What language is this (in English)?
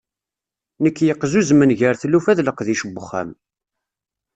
Kabyle